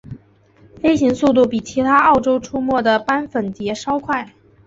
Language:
Chinese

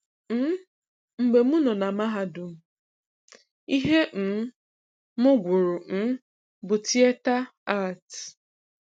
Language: Igbo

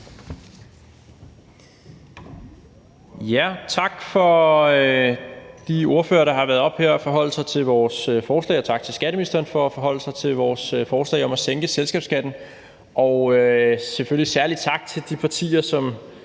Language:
Danish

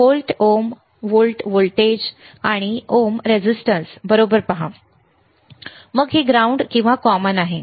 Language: Marathi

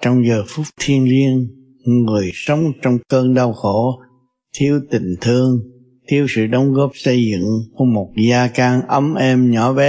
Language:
Vietnamese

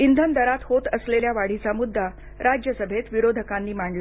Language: Marathi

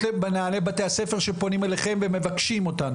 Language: Hebrew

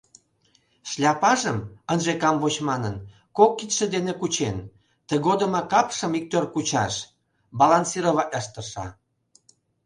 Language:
Mari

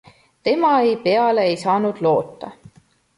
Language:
Estonian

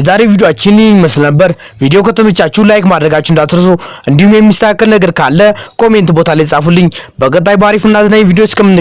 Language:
Amharic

